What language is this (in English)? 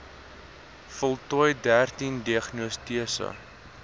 Afrikaans